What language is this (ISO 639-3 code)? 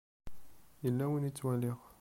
kab